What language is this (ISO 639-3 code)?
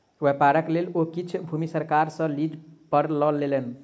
mai